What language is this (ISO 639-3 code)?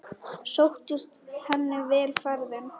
isl